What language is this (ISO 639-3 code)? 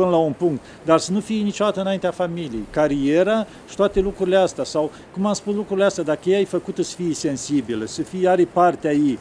ron